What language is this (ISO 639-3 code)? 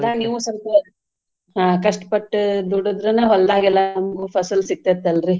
kan